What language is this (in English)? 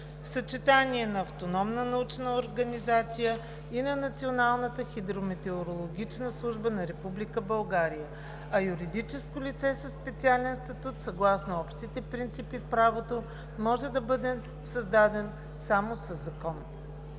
Bulgarian